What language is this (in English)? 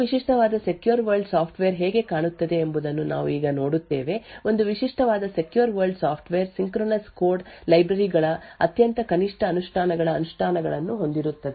Kannada